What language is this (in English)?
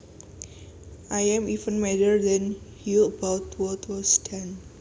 Javanese